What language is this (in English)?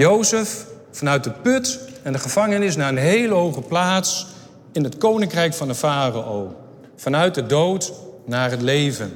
Dutch